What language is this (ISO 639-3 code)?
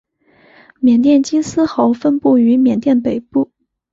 zho